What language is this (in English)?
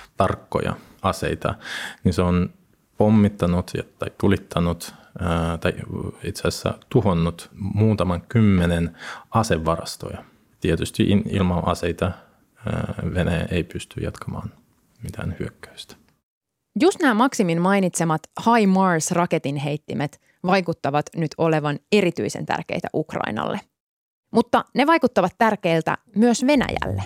Finnish